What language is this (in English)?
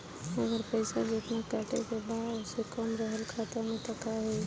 Bhojpuri